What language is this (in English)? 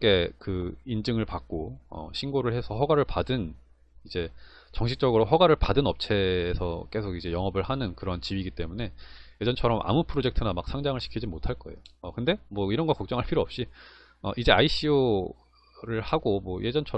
Korean